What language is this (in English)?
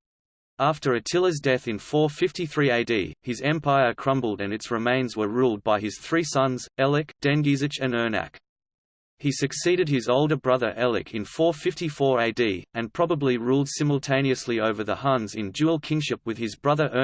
English